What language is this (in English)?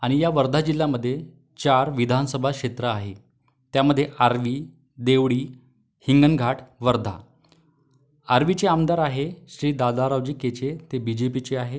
Marathi